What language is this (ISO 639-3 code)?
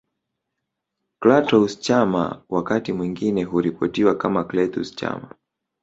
swa